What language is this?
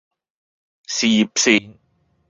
Cantonese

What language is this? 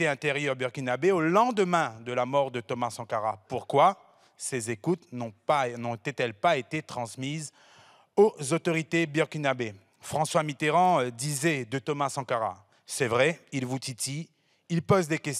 French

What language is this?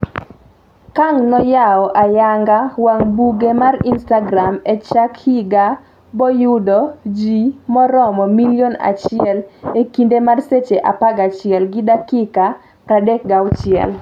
Luo (Kenya and Tanzania)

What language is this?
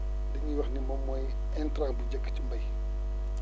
Wolof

